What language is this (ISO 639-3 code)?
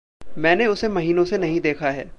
hin